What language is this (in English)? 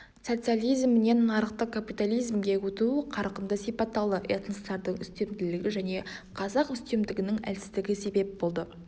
Kazakh